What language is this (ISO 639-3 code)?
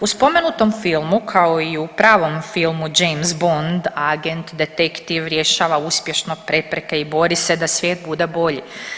hrv